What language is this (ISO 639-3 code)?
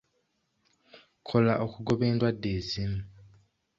lug